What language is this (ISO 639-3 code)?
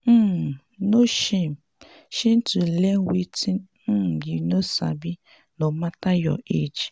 pcm